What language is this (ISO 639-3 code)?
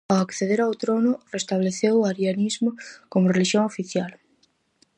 glg